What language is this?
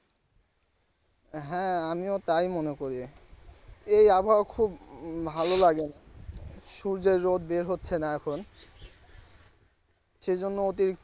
Bangla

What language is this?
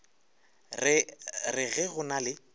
Northern Sotho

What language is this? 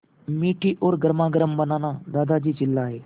Hindi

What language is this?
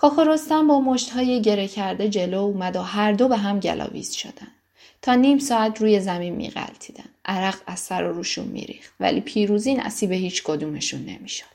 Persian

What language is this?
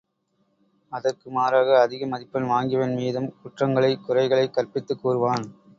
Tamil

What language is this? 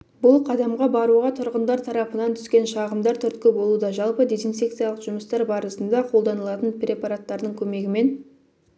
Kazakh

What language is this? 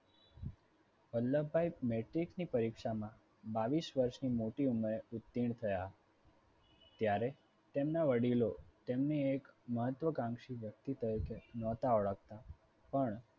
Gujarati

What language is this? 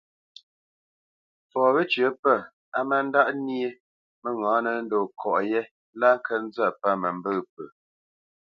Bamenyam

